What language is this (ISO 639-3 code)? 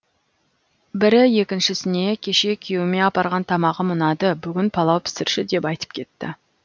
kaz